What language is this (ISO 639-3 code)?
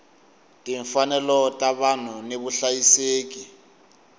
tso